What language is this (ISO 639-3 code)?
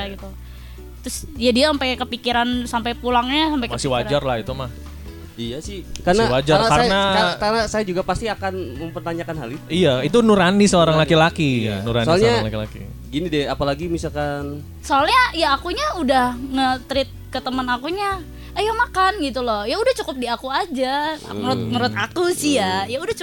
ind